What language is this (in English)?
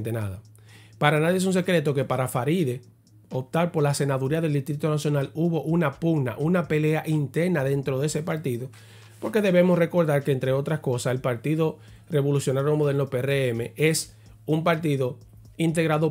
Spanish